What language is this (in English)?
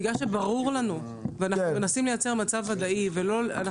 Hebrew